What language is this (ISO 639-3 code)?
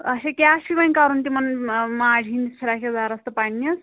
kas